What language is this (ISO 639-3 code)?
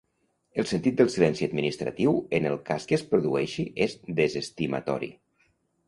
cat